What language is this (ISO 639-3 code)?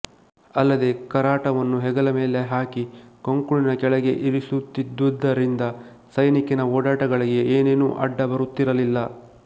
kan